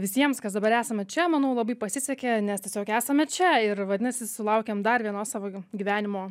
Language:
Lithuanian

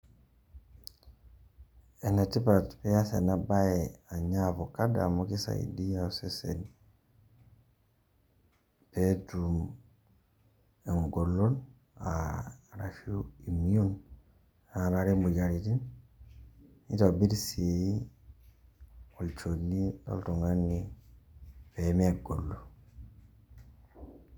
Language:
Masai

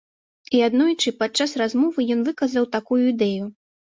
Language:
Belarusian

